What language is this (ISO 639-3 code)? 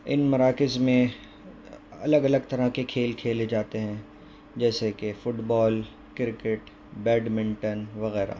urd